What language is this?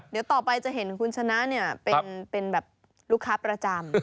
Thai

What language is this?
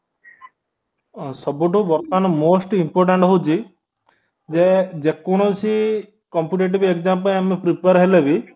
Odia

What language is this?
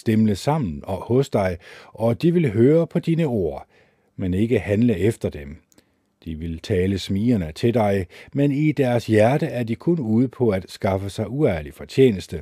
Danish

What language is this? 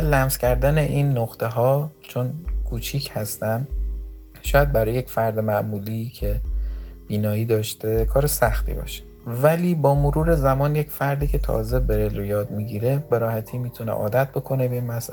Persian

